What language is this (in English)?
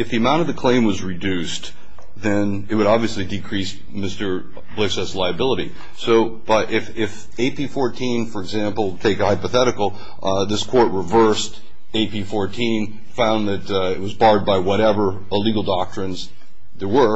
English